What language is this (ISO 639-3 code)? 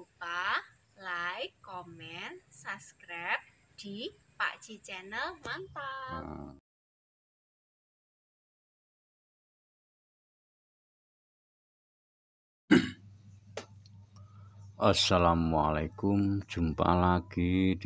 ind